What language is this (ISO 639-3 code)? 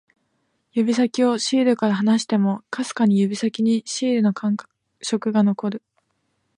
jpn